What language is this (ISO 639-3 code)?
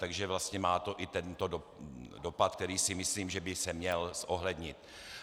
ces